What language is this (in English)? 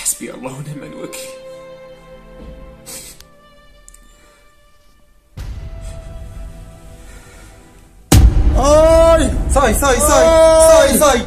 Arabic